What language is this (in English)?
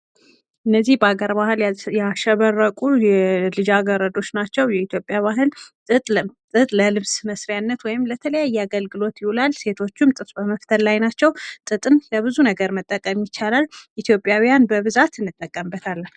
Amharic